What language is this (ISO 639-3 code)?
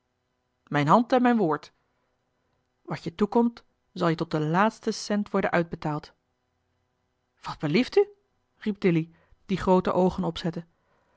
nld